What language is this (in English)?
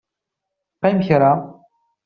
Kabyle